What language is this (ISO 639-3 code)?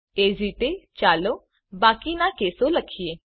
guj